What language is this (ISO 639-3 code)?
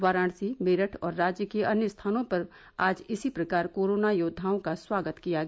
hin